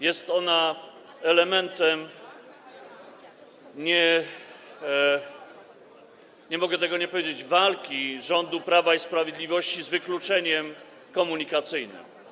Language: Polish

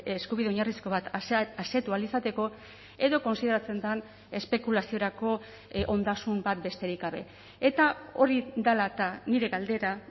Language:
Basque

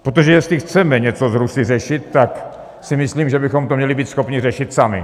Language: Czech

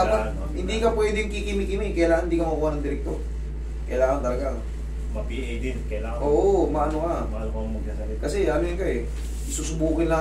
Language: Filipino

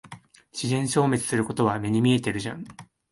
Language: Japanese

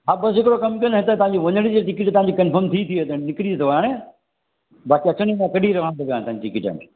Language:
Sindhi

